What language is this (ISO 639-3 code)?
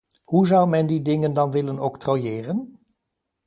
nld